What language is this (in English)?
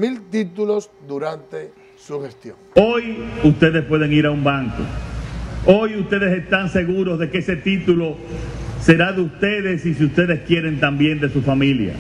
Spanish